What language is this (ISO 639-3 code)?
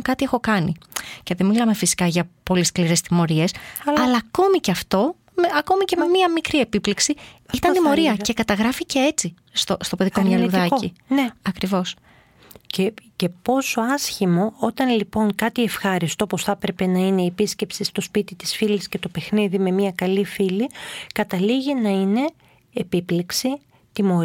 ell